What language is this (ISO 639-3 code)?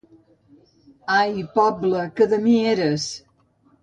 cat